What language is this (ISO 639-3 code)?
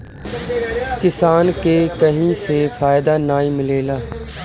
bho